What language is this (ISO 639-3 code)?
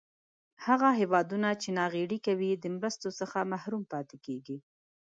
pus